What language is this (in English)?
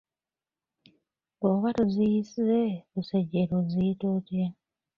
Ganda